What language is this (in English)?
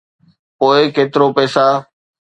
Sindhi